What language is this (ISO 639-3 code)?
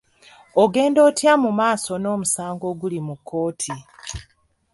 lug